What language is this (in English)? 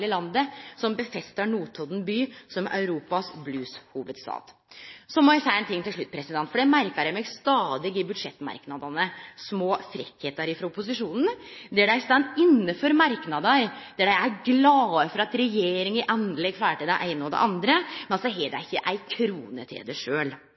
Norwegian Nynorsk